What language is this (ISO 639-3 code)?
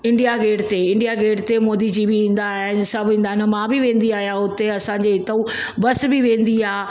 snd